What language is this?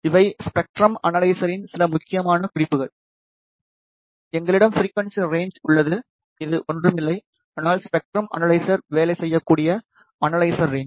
Tamil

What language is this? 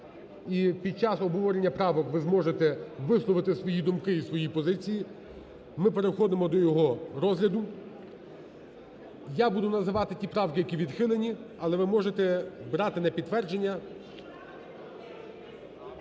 Ukrainian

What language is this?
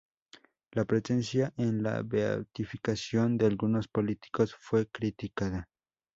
Spanish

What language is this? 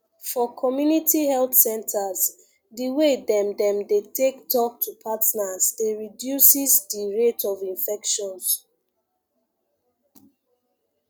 Nigerian Pidgin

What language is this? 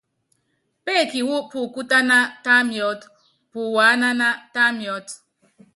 Yangben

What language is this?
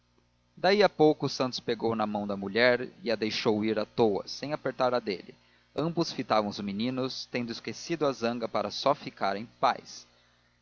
Portuguese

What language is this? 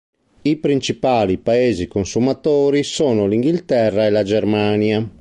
Italian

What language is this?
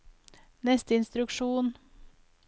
Norwegian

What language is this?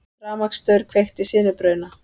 Icelandic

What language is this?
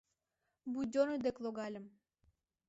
Mari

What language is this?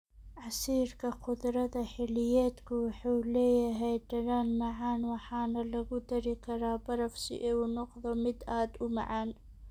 Somali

